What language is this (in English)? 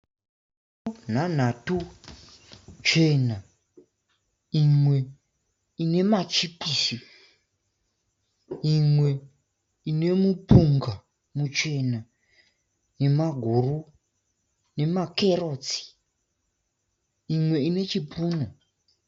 Shona